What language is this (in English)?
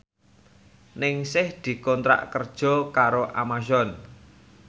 Javanese